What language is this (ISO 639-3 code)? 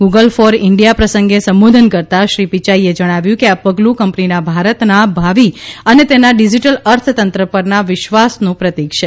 guj